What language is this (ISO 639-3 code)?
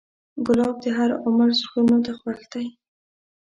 pus